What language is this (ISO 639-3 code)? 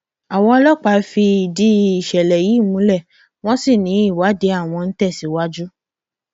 yor